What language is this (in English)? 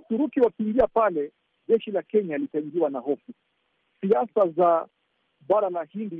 Swahili